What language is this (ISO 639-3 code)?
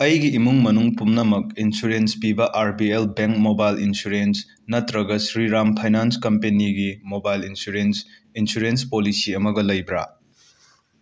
mni